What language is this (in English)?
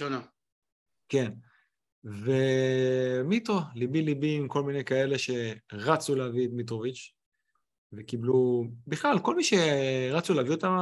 Hebrew